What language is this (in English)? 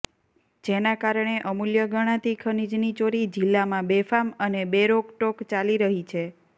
Gujarati